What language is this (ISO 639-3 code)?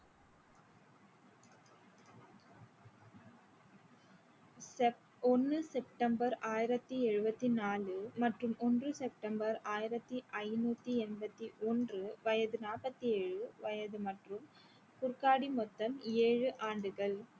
tam